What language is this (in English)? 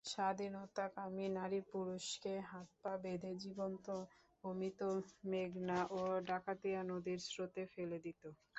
Bangla